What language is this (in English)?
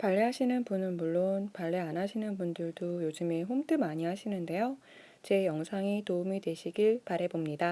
Korean